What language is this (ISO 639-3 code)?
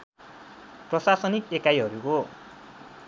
nep